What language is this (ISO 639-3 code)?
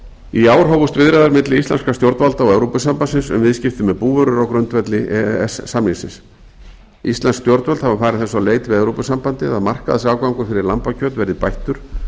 isl